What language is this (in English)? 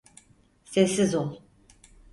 Turkish